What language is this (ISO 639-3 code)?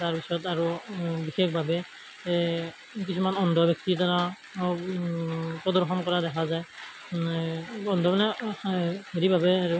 asm